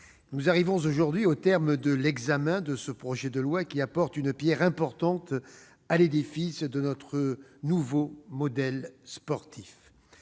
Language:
French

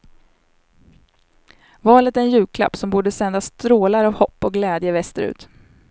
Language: Swedish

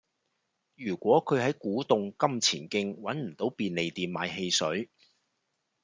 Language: Cantonese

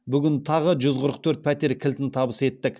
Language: Kazakh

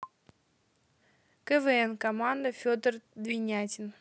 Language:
Russian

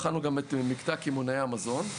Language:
Hebrew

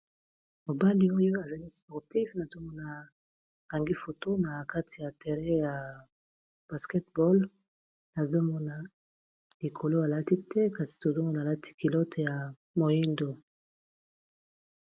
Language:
Lingala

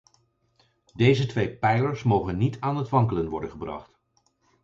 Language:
Dutch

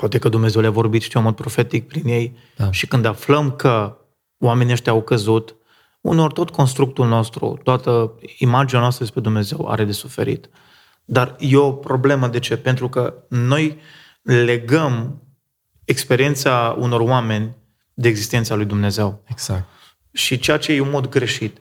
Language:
Romanian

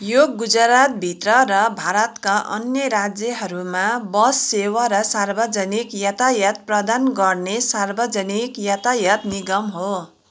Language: Nepali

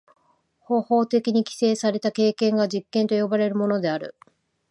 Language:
Japanese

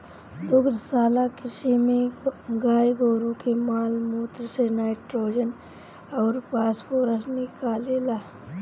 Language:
Bhojpuri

